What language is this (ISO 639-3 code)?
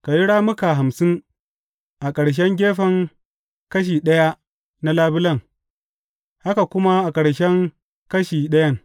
hau